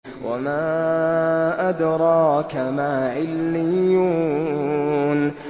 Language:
Arabic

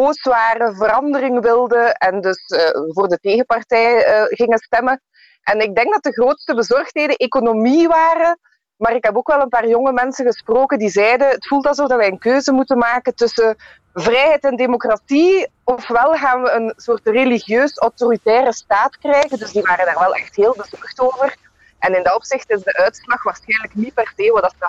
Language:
Dutch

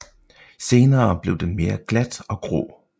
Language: Danish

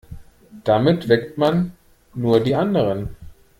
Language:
German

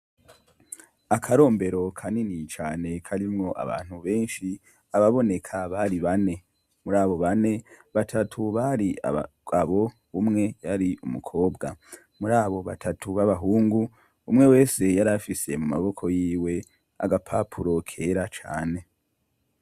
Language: Rundi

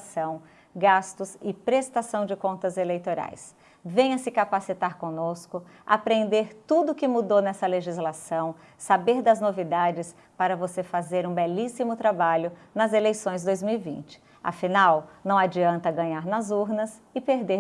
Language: Portuguese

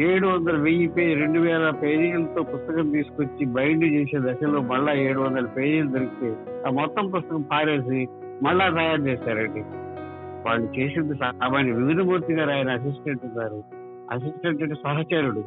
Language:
Telugu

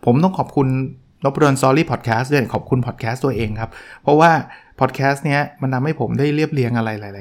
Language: Thai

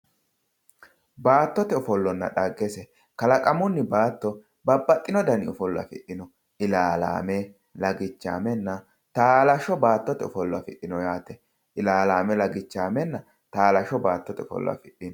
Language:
Sidamo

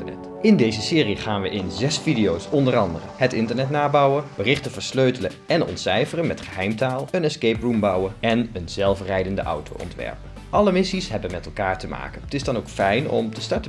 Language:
Dutch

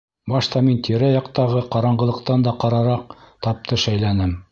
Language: Bashkir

